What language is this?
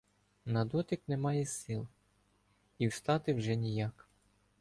Ukrainian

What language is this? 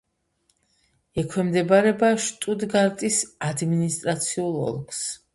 Georgian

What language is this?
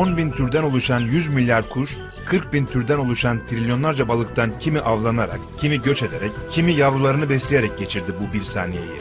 Turkish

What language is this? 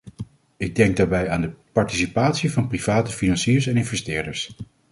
Dutch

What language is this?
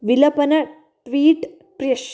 Sanskrit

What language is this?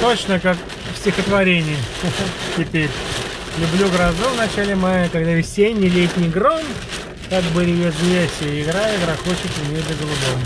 Russian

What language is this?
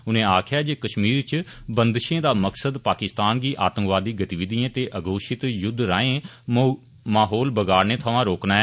Dogri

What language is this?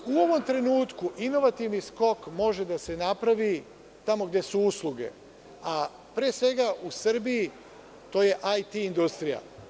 Serbian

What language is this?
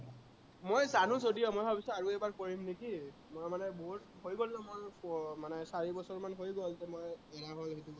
Assamese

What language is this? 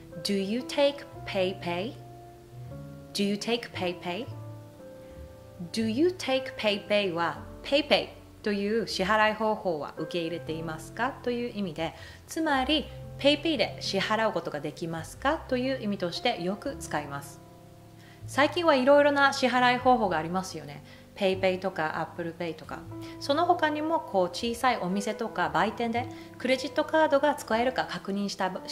Japanese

